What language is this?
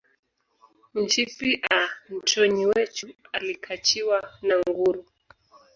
Swahili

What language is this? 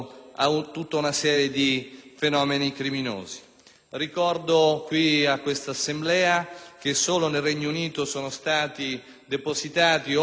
Italian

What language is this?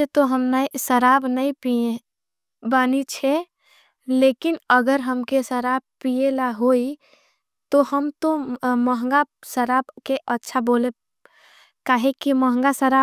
Angika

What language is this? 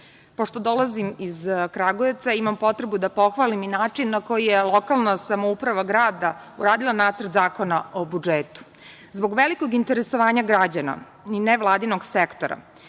Serbian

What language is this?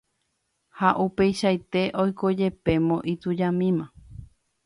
Guarani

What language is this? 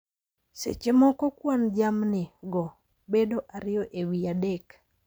Luo (Kenya and Tanzania)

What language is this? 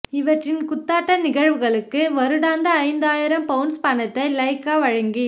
Tamil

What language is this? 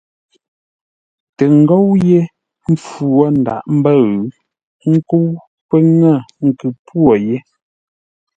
Ngombale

